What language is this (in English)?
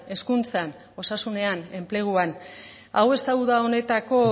Basque